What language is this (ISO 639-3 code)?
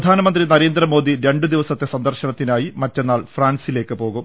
mal